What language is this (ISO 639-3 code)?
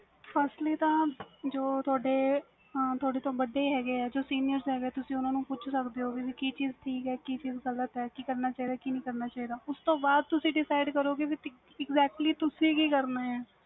pan